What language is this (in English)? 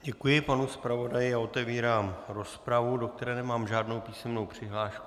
Czech